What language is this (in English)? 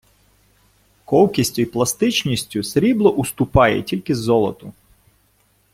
Ukrainian